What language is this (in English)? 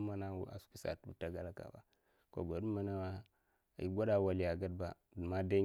Mafa